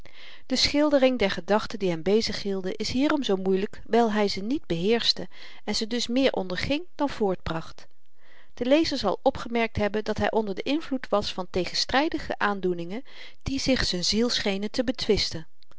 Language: Dutch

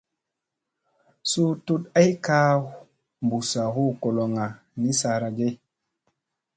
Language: Musey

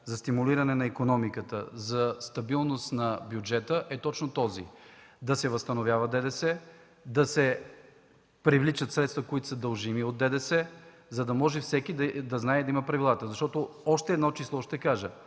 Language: Bulgarian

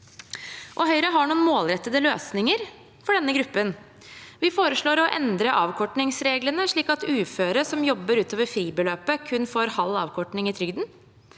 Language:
Norwegian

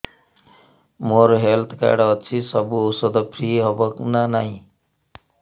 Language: Odia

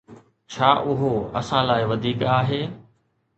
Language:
Sindhi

